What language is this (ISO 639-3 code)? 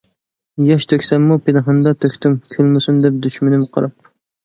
uig